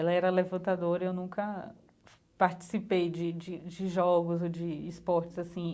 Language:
Portuguese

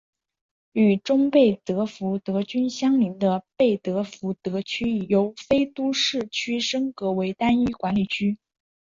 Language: Chinese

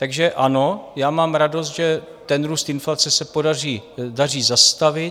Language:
Czech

